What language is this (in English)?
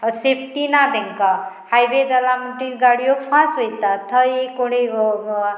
Konkani